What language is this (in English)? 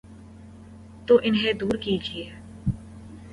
Urdu